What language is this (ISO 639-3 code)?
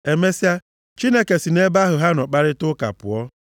ibo